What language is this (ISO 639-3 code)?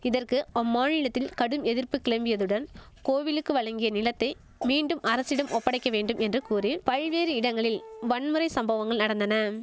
tam